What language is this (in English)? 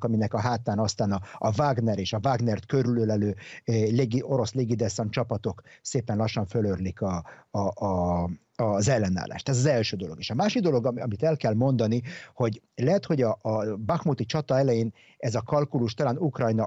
Hungarian